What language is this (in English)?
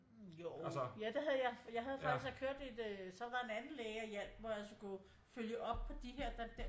Danish